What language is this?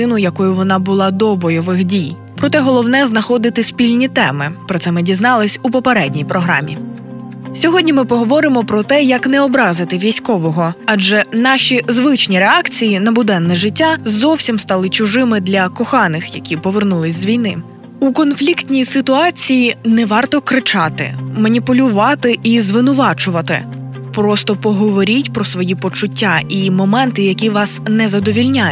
Ukrainian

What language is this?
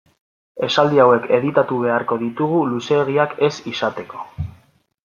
Basque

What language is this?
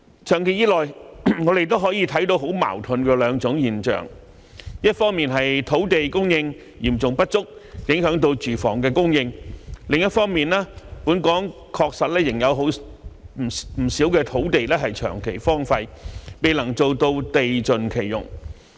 Cantonese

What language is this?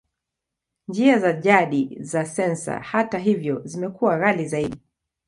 Swahili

